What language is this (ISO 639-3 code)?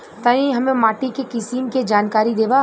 bho